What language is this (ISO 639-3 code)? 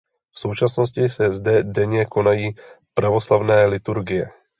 ces